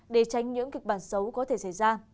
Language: Vietnamese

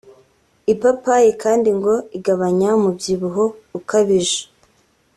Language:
Kinyarwanda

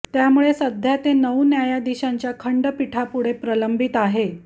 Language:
Marathi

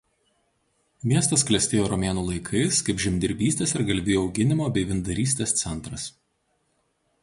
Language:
Lithuanian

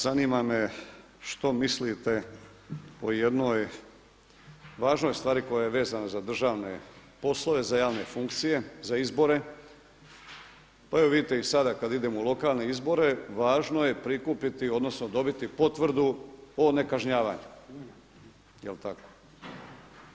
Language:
Croatian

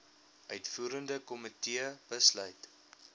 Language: Afrikaans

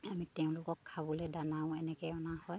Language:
Assamese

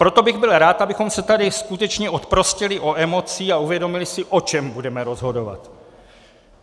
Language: Czech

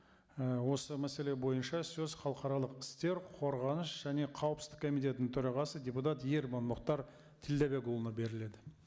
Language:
Kazakh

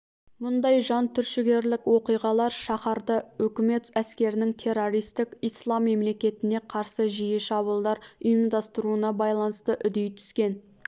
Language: Kazakh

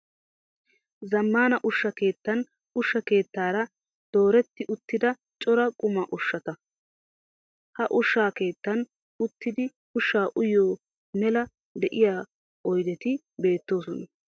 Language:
Wolaytta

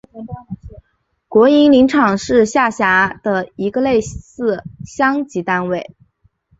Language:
Chinese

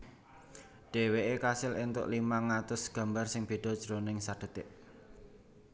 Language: Javanese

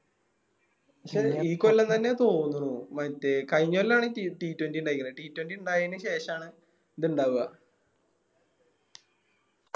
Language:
Malayalam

